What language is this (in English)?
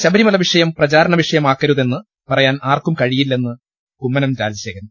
Malayalam